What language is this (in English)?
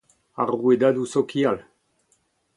Breton